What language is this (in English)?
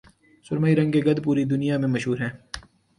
Urdu